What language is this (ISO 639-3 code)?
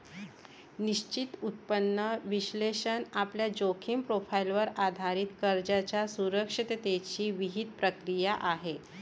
mar